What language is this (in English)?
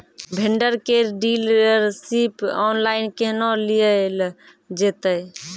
Maithili